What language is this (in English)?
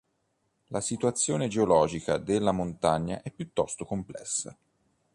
Italian